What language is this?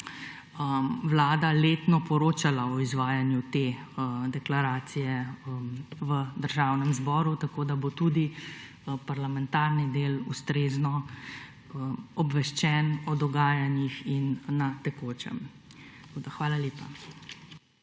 Slovenian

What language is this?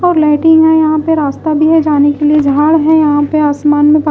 Hindi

